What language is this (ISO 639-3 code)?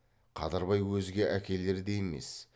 kaz